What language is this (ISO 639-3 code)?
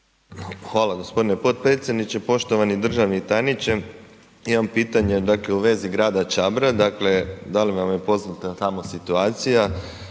hrv